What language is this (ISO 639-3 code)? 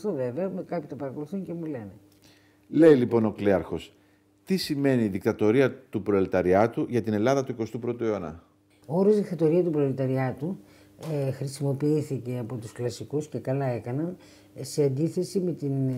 ell